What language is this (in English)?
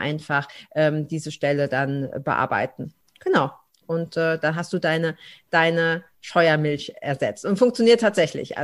German